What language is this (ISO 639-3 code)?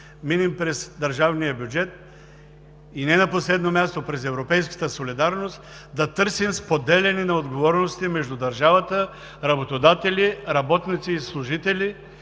bul